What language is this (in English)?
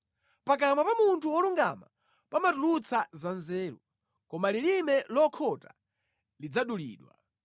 Nyanja